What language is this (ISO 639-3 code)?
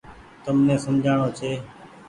gig